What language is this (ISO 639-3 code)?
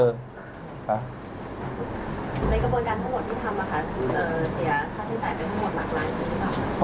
tha